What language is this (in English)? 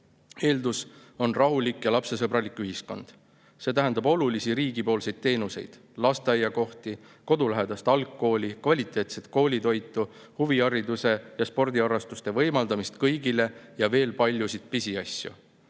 Estonian